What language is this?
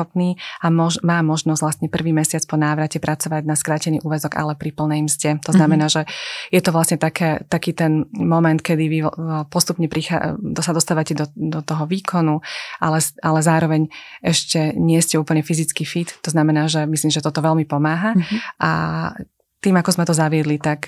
Slovak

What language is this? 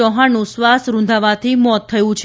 Gujarati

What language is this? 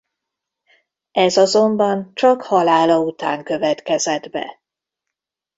Hungarian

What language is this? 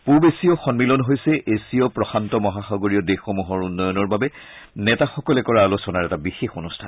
Assamese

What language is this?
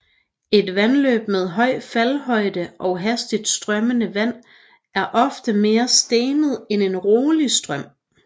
Danish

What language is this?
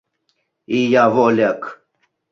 Mari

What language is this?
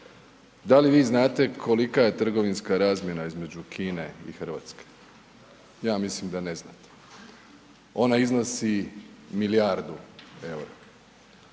Croatian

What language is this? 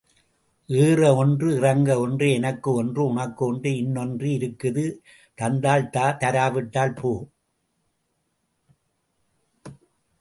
Tamil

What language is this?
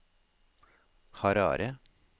Norwegian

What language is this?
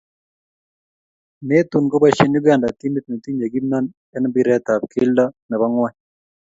Kalenjin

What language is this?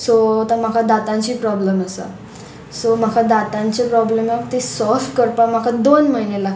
Konkani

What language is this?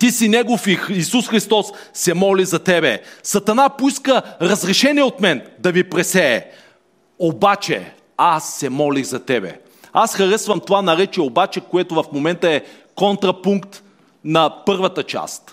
Bulgarian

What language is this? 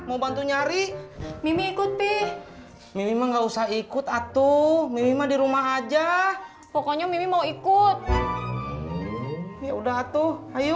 Indonesian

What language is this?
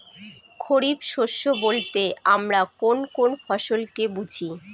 Bangla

